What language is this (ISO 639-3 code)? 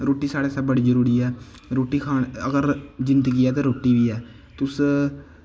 doi